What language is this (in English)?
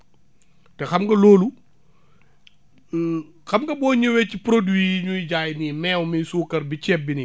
Wolof